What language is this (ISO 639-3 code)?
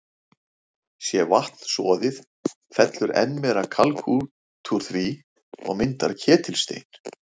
isl